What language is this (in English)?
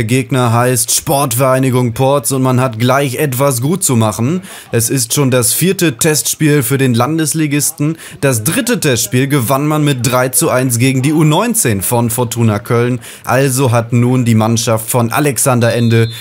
German